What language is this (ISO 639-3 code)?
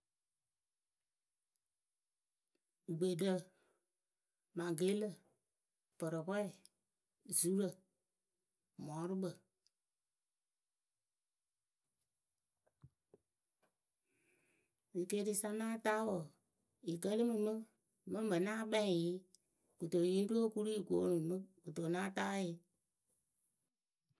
keu